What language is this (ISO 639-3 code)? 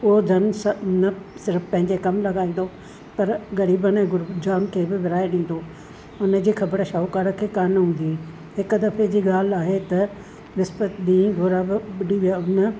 snd